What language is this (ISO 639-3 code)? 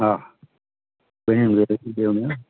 snd